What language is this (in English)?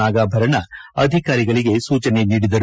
Kannada